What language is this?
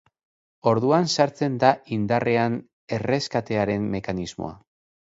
Basque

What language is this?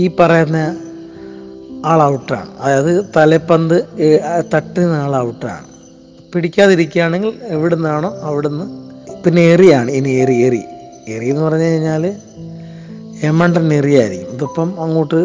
Malayalam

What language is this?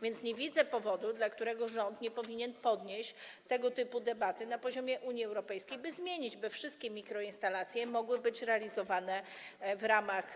Polish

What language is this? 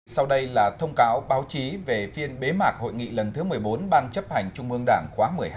Vietnamese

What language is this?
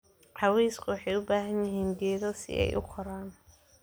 Somali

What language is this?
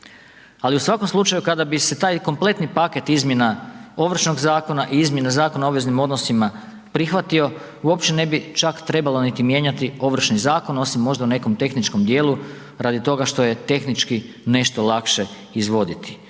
Croatian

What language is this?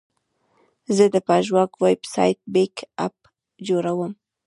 Pashto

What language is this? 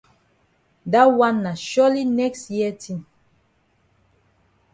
Cameroon Pidgin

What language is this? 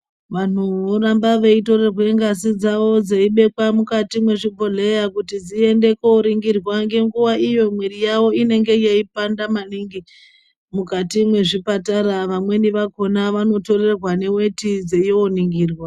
Ndau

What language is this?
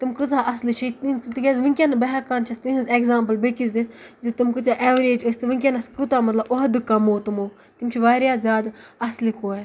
Kashmiri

